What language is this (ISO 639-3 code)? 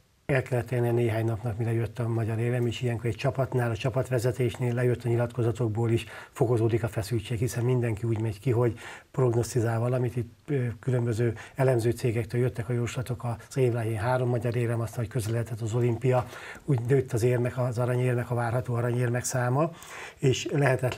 hun